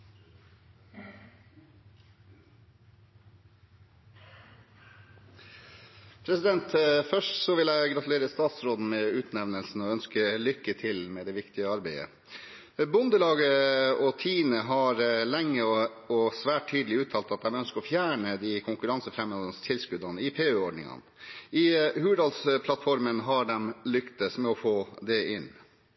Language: Norwegian Bokmål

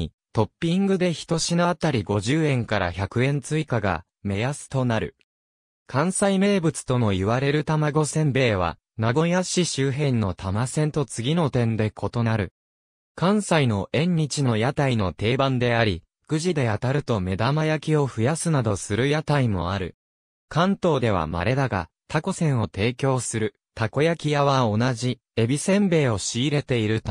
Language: Japanese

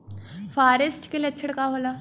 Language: Bhojpuri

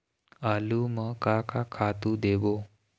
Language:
Chhattisgarhi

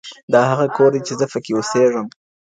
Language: Pashto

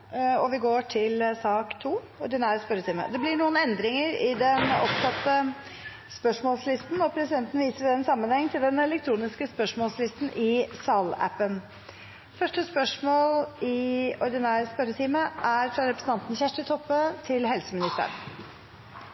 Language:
Norwegian Bokmål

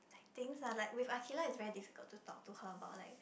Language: English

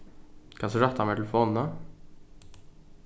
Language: Faroese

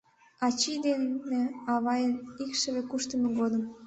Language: Mari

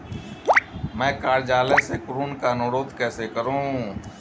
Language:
Hindi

